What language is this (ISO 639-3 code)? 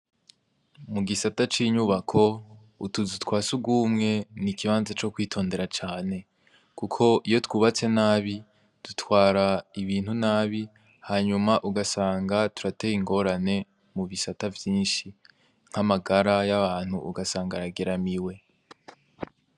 run